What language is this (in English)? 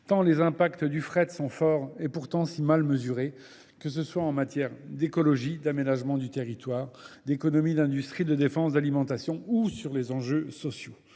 French